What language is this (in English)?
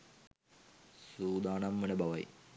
Sinhala